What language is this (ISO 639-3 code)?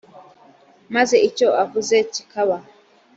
kin